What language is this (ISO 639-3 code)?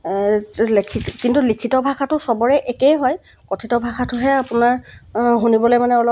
asm